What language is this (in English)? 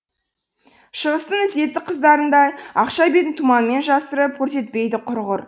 Kazakh